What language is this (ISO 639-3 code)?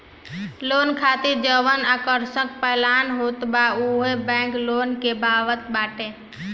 bho